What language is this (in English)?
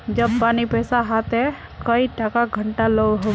Magahi